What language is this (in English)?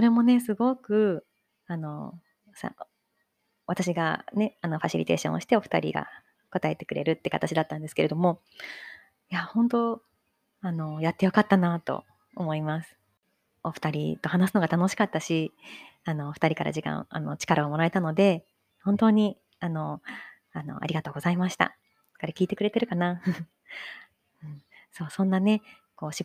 Japanese